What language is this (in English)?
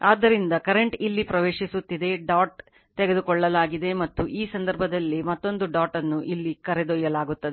Kannada